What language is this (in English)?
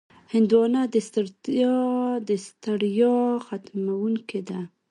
Pashto